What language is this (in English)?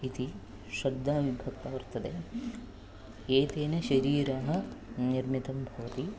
Sanskrit